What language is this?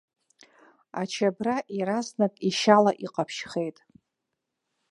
Abkhazian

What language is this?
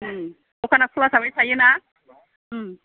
Bodo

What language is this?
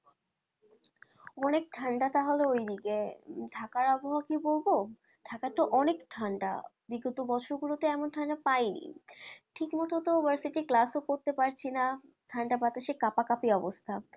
Bangla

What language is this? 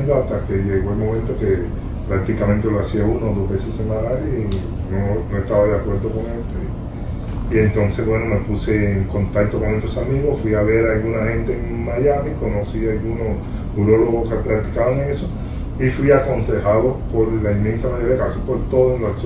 Spanish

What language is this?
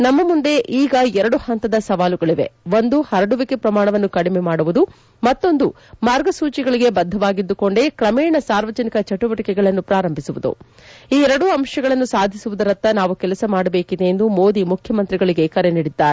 Kannada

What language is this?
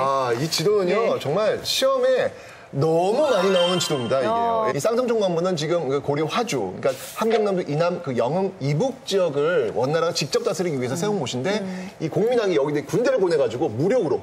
Korean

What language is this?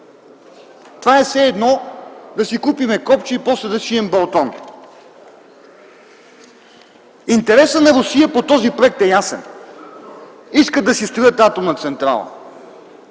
Bulgarian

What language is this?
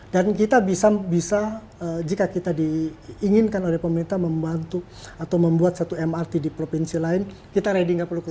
Indonesian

